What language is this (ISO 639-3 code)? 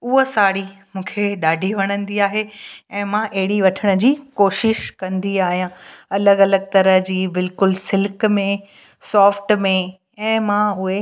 snd